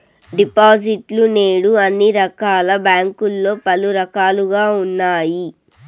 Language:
Telugu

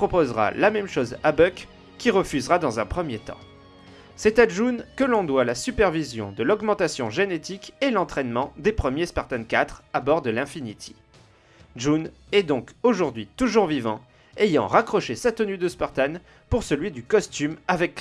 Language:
French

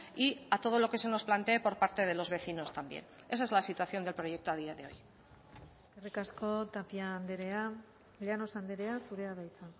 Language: Spanish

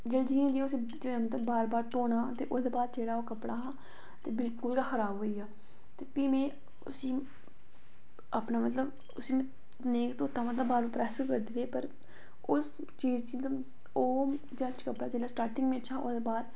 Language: Dogri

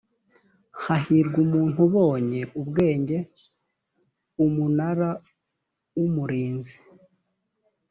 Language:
Kinyarwanda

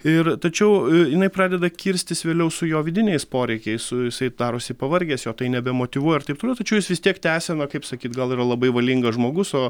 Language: Lithuanian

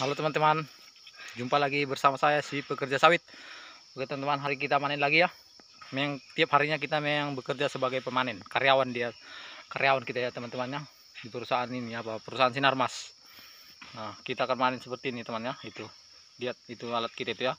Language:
Indonesian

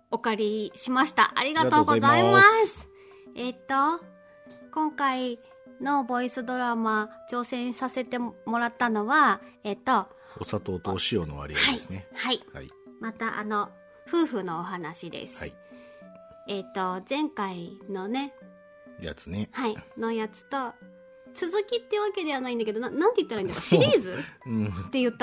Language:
Japanese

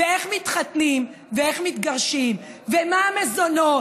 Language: Hebrew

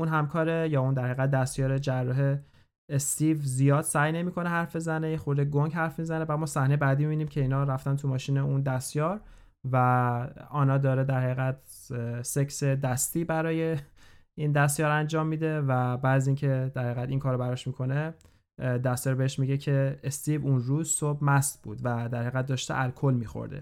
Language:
Persian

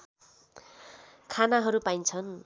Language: Nepali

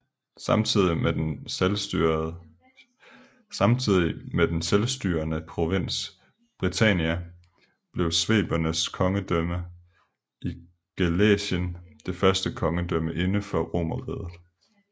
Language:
Danish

